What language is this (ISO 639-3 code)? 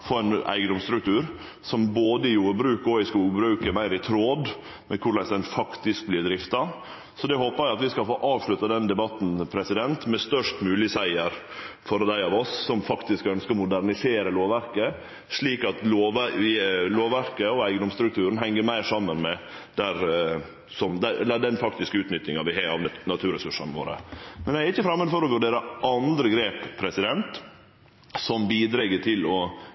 nno